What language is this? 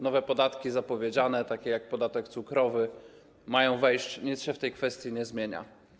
Polish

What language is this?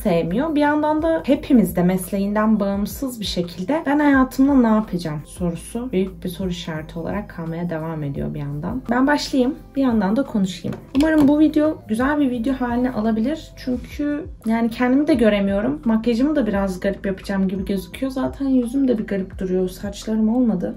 Turkish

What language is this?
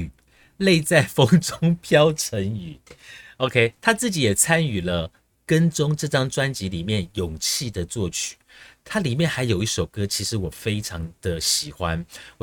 Chinese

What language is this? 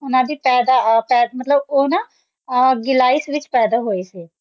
Punjabi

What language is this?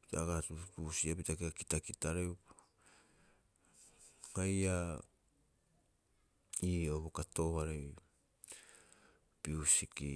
Rapoisi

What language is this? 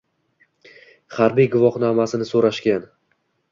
Uzbek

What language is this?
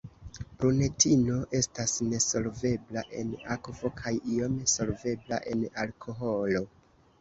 Esperanto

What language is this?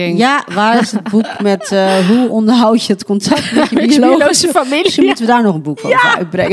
Dutch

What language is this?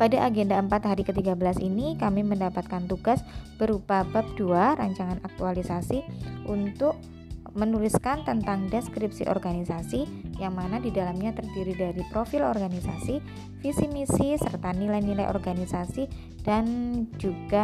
Indonesian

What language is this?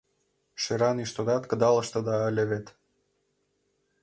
Mari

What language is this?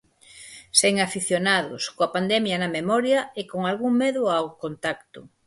Galician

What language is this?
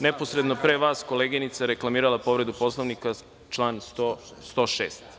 Serbian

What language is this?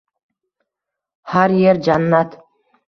Uzbek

